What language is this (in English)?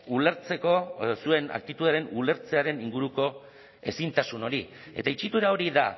Basque